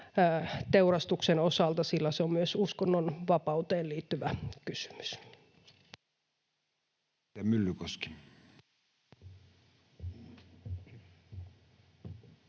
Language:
Finnish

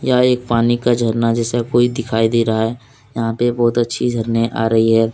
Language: Hindi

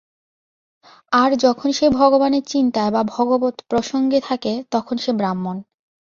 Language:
Bangla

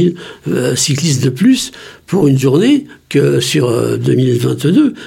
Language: French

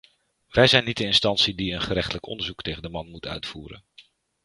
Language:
Dutch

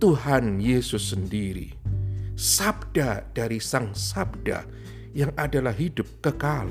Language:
Indonesian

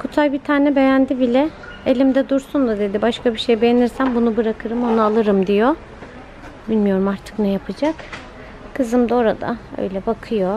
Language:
Turkish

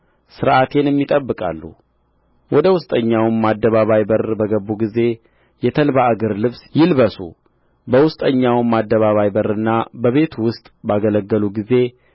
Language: Amharic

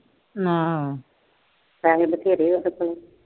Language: Punjabi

